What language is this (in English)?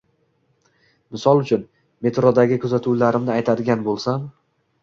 Uzbek